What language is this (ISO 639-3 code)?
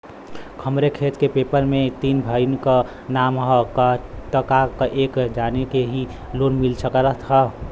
bho